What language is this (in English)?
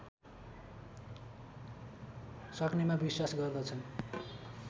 Nepali